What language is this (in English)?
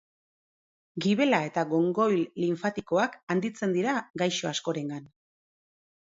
Basque